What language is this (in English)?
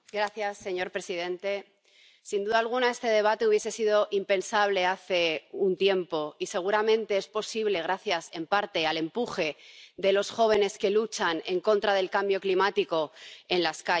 Spanish